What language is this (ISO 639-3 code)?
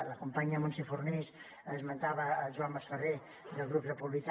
cat